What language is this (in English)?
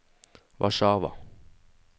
Norwegian